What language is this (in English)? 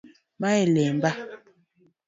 Luo (Kenya and Tanzania)